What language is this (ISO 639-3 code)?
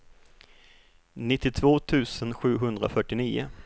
swe